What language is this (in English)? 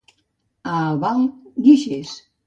Catalan